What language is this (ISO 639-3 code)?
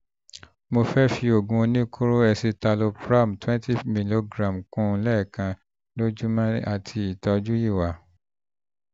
yor